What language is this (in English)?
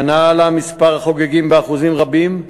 Hebrew